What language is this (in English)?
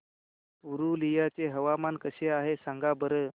Marathi